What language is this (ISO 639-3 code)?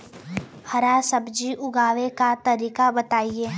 bho